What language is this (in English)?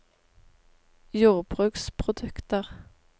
Norwegian